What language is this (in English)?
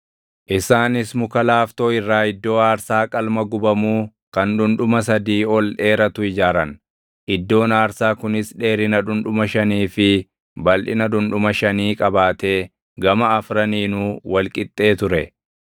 Oromo